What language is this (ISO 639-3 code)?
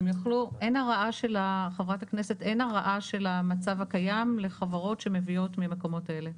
heb